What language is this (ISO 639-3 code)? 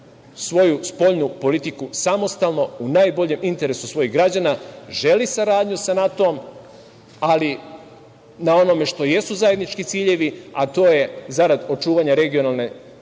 srp